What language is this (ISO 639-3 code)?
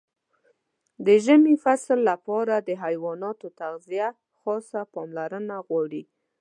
pus